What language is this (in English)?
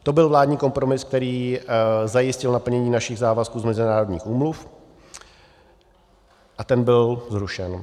Czech